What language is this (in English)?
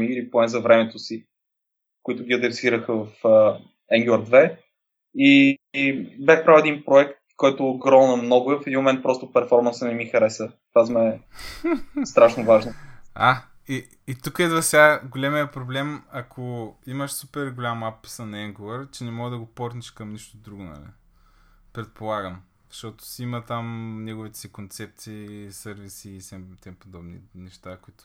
Bulgarian